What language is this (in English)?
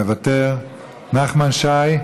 Hebrew